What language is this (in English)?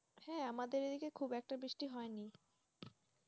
Bangla